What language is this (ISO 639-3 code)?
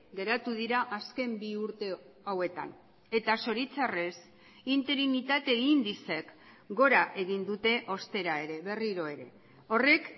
eus